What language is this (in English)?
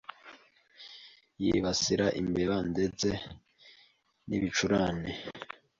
Kinyarwanda